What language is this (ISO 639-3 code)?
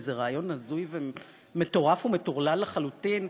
heb